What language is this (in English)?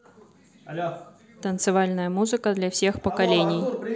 Russian